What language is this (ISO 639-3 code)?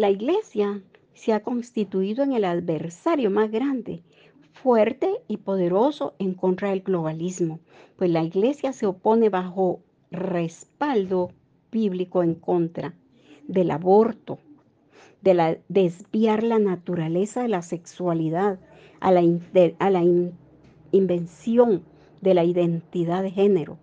spa